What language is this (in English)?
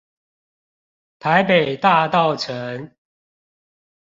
Chinese